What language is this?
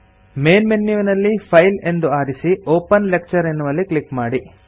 Kannada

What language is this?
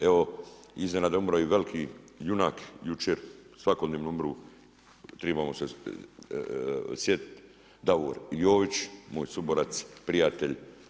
Croatian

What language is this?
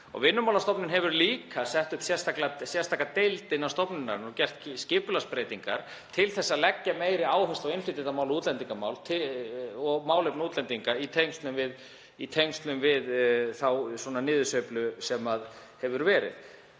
Icelandic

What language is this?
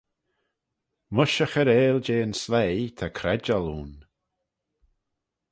Manx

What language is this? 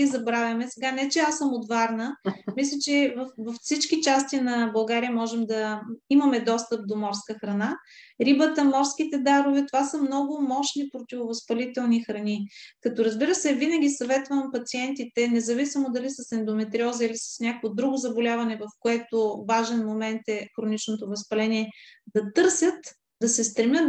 Bulgarian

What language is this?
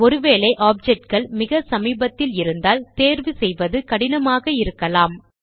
Tamil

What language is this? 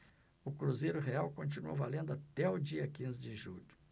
Portuguese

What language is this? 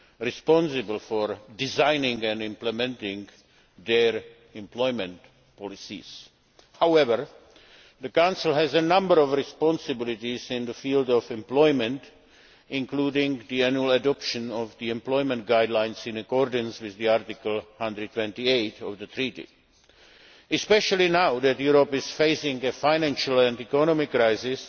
English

